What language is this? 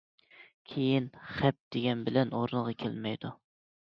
Uyghur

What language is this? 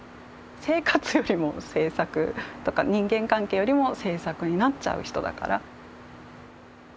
Japanese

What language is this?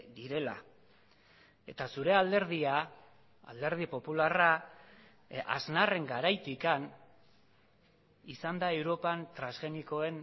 Basque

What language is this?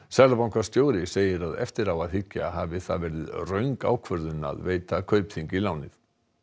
Icelandic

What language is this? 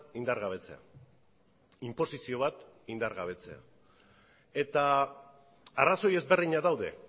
Basque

